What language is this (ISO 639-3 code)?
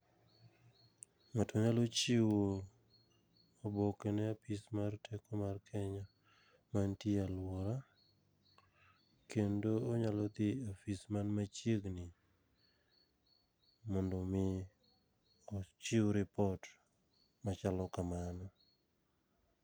luo